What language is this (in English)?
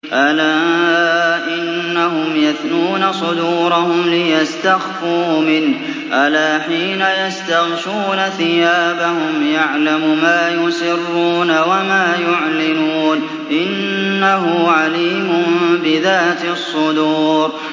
Arabic